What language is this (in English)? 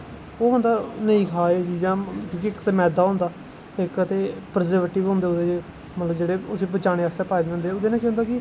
Dogri